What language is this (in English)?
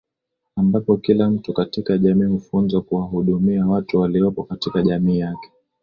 Swahili